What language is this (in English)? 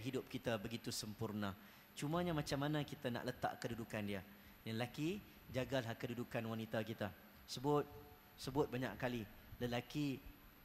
Malay